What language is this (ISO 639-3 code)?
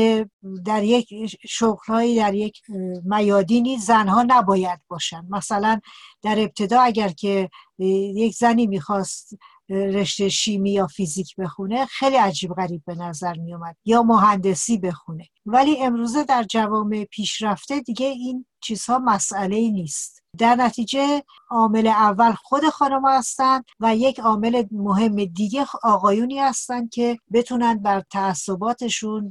fas